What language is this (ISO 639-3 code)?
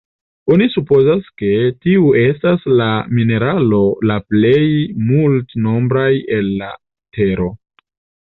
epo